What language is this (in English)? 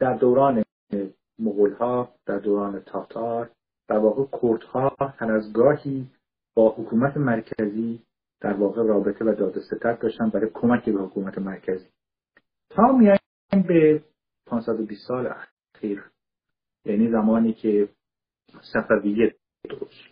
Persian